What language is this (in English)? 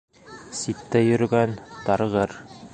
Bashkir